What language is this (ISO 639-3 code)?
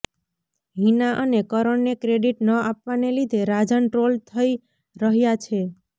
guj